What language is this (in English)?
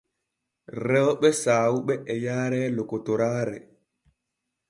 Borgu Fulfulde